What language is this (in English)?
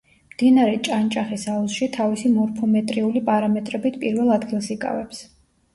Georgian